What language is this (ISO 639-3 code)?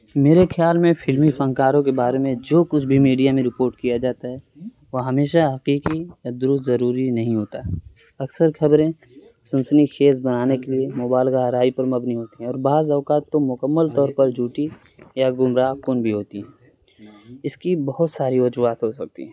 urd